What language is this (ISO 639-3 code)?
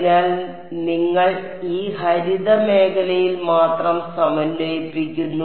mal